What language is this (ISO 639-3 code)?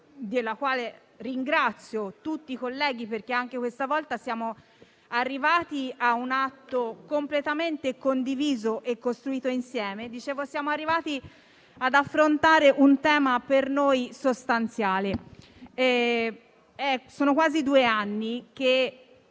ita